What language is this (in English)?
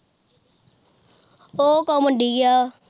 Punjabi